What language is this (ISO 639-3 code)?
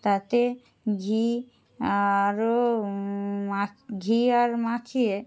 ben